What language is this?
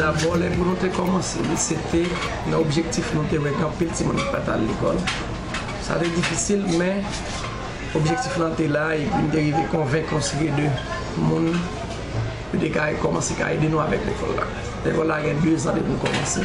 French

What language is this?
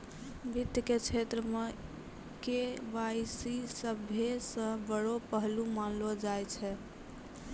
Maithili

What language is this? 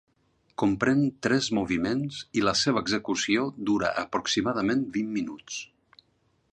Catalan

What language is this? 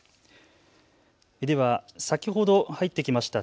Japanese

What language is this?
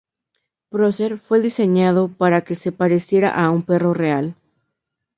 Spanish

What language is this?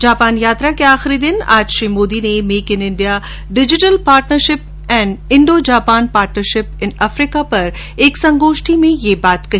Hindi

